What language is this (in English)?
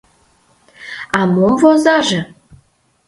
Mari